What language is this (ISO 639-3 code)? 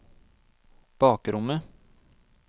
nor